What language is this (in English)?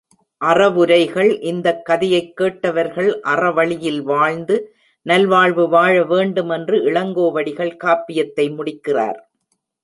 Tamil